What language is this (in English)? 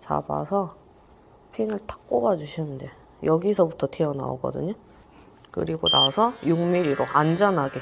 Korean